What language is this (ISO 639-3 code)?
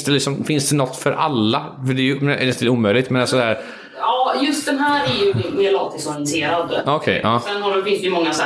swe